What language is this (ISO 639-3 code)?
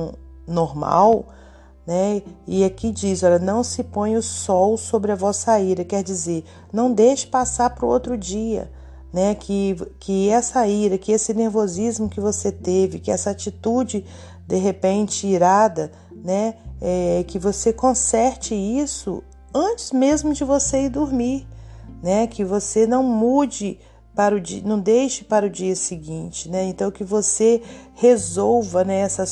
por